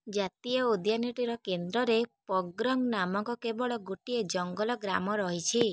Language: Odia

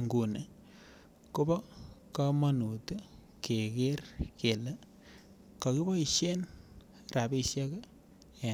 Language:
Kalenjin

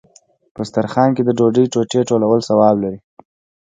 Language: Pashto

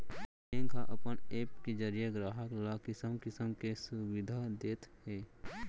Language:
Chhattisgarhi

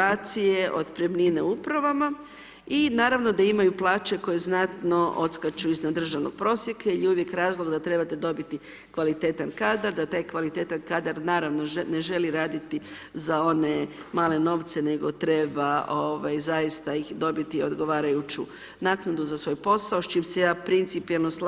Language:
Croatian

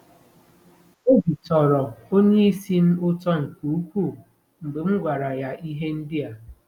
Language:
Igbo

